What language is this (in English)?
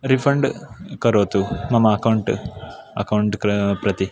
Sanskrit